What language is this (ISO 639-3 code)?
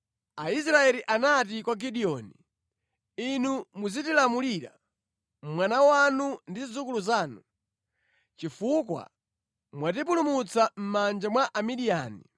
nya